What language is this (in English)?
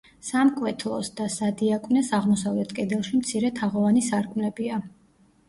Georgian